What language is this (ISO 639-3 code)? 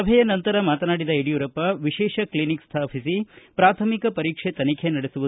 kan